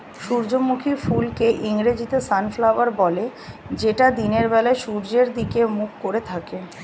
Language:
Bangla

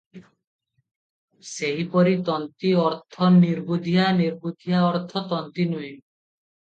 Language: Odia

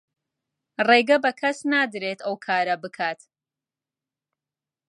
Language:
Central Kurdish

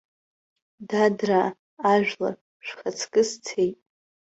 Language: Abkhazian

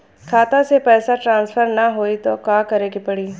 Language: Bhojpuri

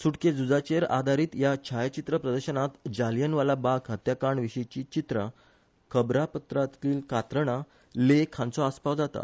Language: Konkani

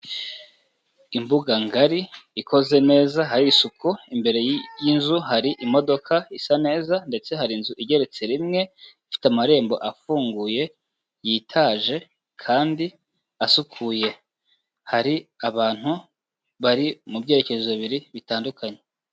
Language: Kinyarwanda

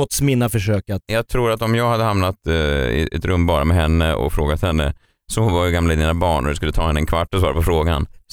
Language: Swedish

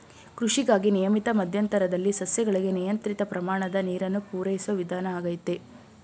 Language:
Kannada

